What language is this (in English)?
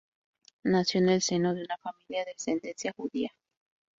Spanish